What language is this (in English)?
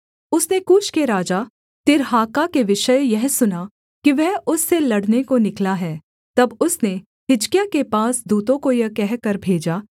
Hindi